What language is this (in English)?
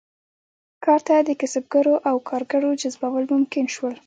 Pashto